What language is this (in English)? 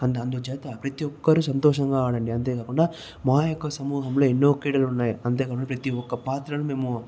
Telugu